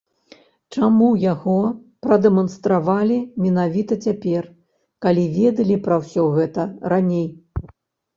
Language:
Belarusian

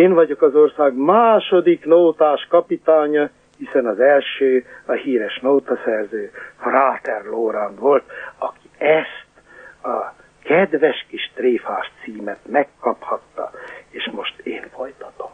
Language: Hungarian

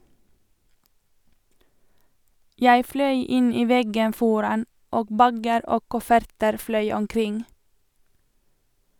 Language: Norwegian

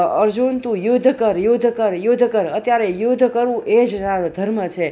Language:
Gujarati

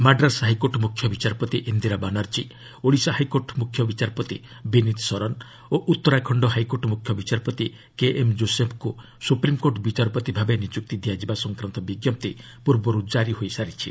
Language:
Odia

